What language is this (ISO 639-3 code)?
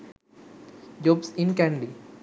sin